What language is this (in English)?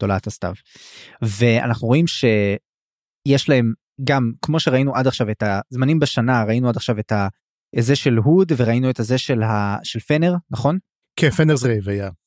Hebrew